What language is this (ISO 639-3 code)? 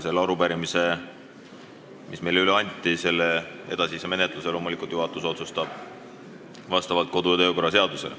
est